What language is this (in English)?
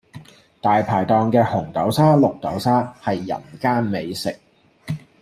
Cantonese